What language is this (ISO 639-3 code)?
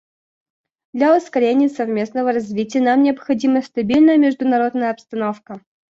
rus